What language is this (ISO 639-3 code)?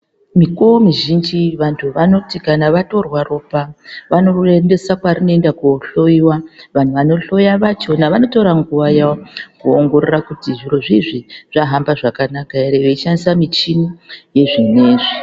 ndc